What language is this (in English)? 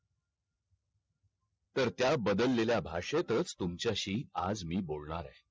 Marathi